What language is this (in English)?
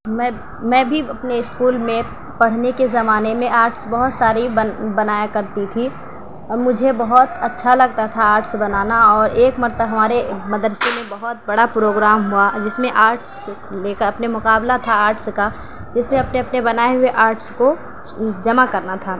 Urdu